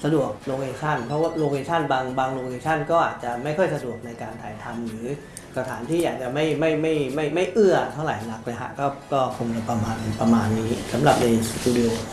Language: Thai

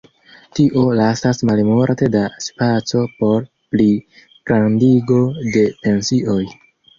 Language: Esperanto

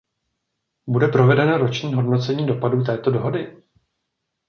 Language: Czech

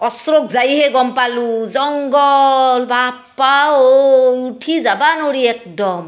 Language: Assamese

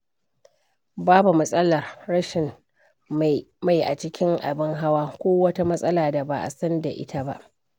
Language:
Hausa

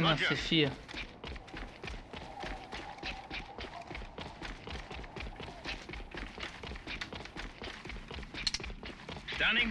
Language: German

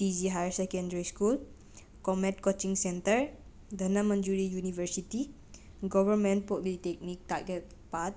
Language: Manipuri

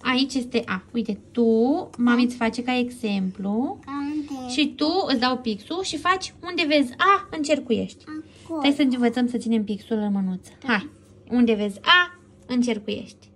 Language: Romanian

